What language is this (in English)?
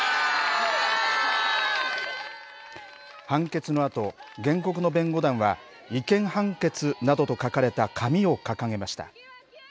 Japanese